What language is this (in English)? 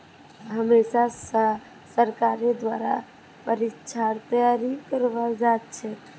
Magahi